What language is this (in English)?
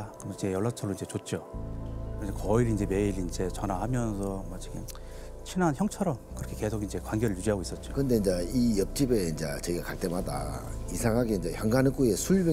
Korean